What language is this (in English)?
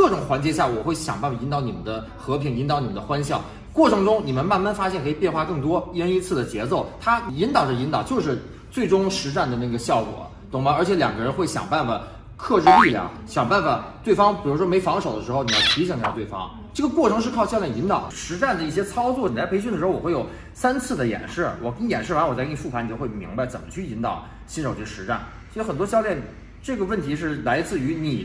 Chinese